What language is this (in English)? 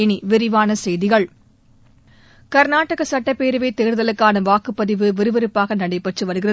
Tamil